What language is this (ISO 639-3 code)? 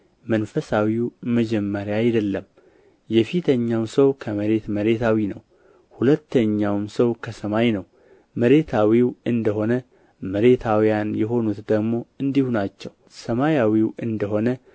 amh